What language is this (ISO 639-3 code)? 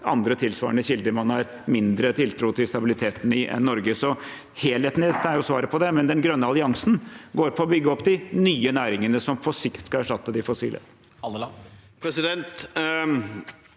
nor